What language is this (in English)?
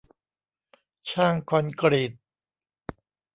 Thai